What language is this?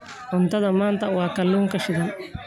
Somali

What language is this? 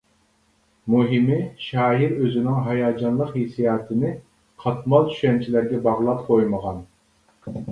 Uyghur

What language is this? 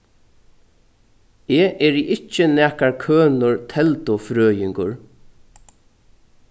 Faroese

